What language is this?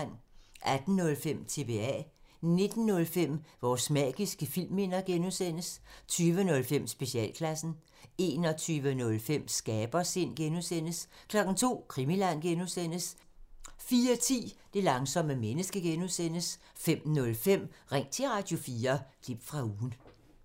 Danish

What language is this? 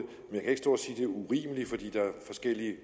Danish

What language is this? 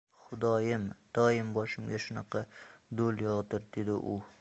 Uzbek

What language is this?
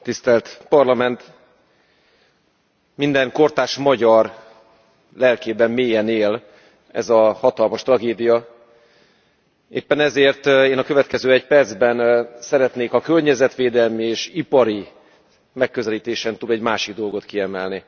Hungarian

